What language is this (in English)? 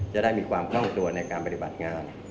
Thai